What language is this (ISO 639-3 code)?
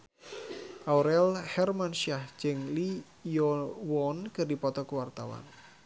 sun